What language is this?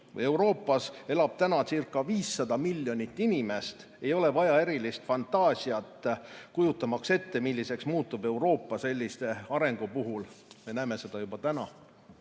Estonian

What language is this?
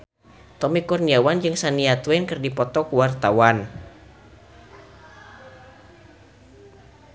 Sundanese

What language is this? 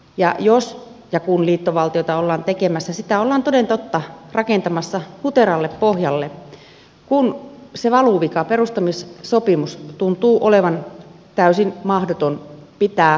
Finnish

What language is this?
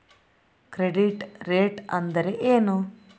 Kannada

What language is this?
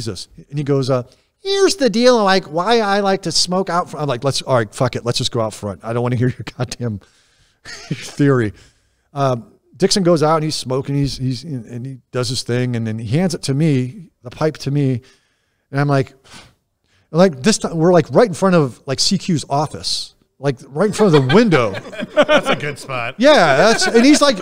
English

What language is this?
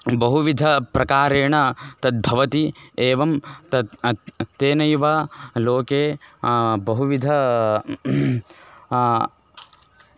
Sanskrit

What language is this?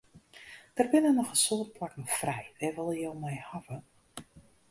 Western Frisian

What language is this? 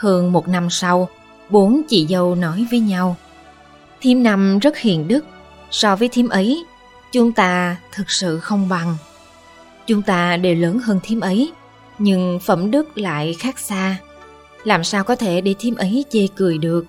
Vietnamese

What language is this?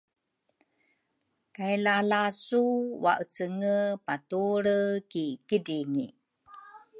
Rukai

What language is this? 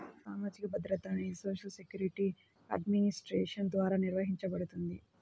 Telugu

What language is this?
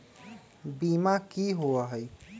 Magahi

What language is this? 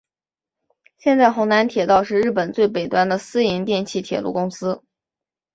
Chinese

